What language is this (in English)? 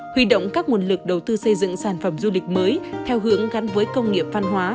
Vietnamese